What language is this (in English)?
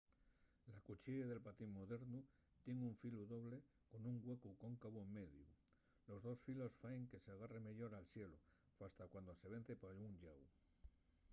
Asturian